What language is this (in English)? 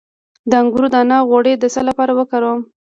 Pashto